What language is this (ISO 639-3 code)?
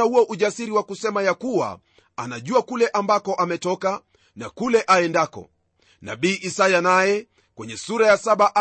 swa